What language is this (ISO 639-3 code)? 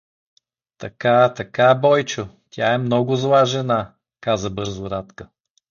bul